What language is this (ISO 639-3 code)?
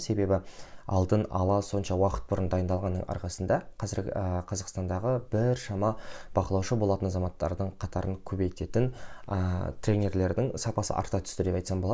kaz